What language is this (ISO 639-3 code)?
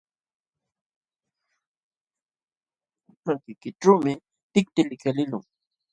qxw